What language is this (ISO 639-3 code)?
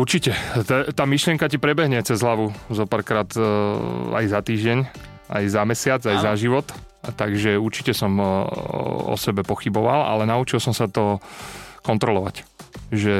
slk